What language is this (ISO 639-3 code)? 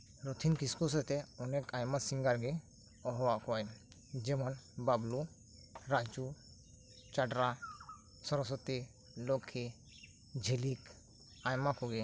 sat